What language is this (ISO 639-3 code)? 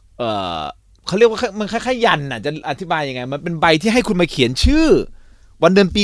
tha